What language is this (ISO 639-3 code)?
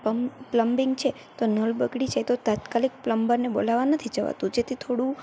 guj